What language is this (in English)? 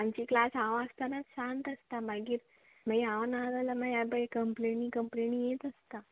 Konkani